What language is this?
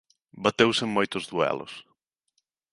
Galician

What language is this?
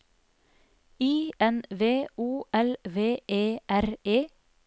Norwegian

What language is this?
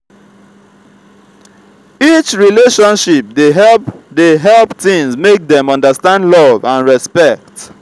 Nigerian Pidgin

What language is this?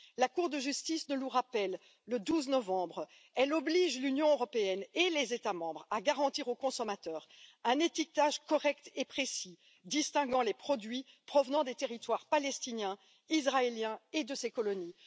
French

